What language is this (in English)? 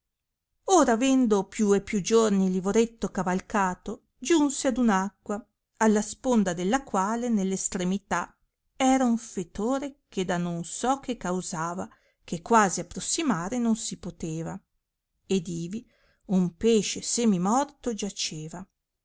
Italian